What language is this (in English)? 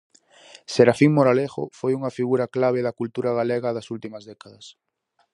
Galician